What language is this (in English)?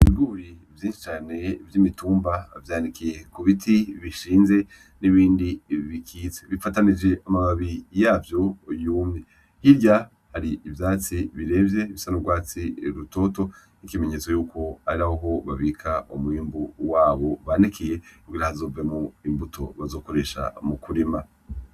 Rundi